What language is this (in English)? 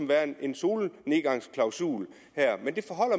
Danish